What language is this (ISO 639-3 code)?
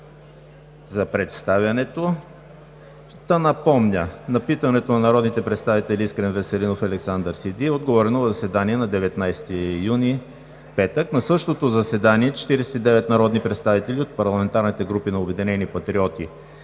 bul